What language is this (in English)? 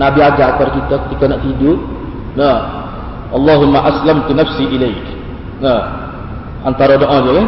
Malay